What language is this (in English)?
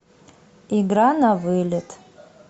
Russian